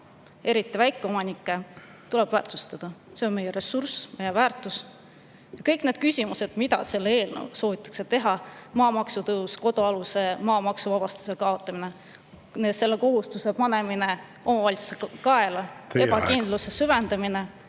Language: Estonian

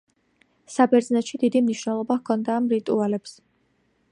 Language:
Georgian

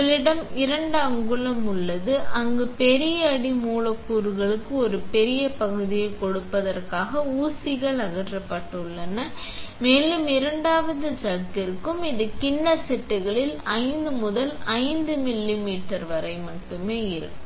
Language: Tamil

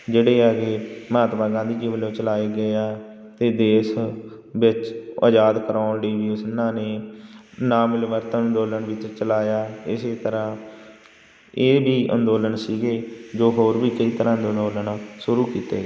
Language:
Punjabi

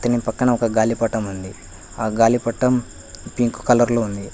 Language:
Telugu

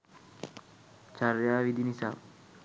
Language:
Sinhala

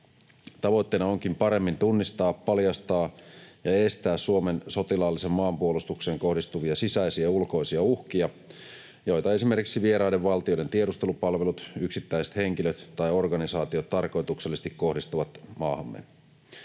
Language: Finnish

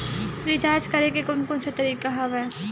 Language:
Chhattisgarhi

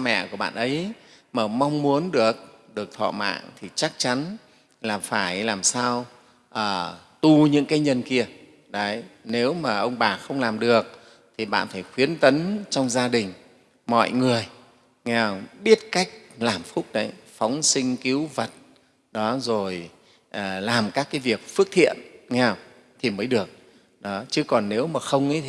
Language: Vietnamese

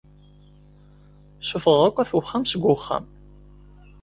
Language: Kabyle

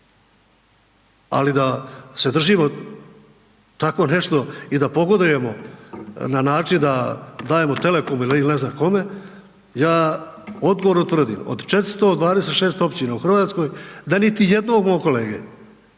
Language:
Croatian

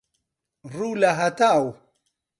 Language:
Central Kurdish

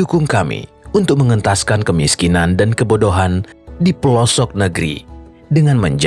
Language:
Indonesian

